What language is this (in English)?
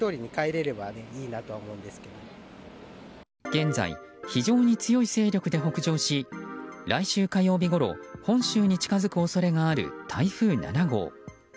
Japanese